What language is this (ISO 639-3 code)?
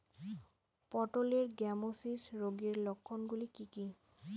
ben